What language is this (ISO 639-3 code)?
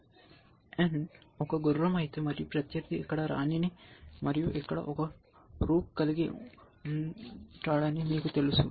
tel